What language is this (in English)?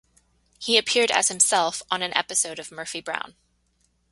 English